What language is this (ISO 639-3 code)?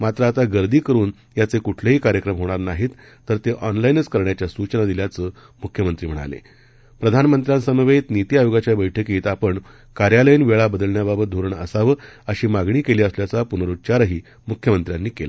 mar